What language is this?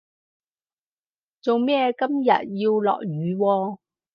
Cantonese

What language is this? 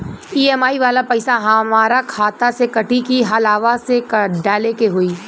Bhojpuri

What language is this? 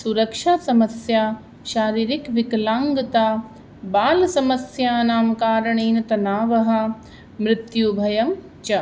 Sanskrit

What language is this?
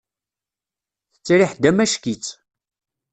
Kabyle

